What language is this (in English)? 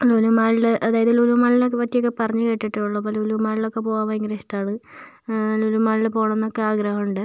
Malayalam